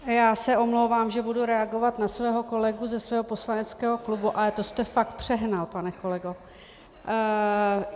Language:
Czech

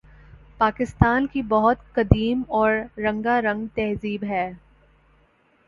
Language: Urdu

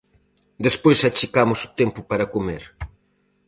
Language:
Galician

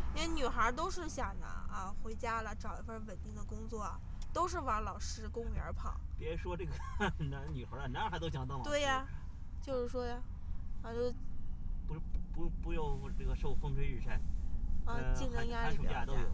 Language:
Chinese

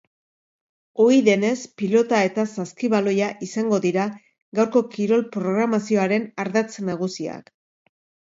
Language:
Basque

